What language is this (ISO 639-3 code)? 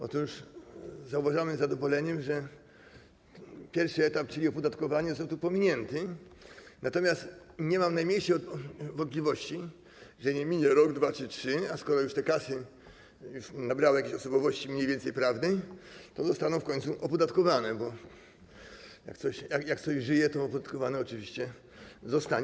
pol